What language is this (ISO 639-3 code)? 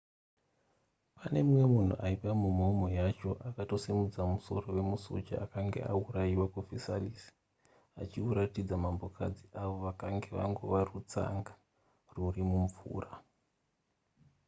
sna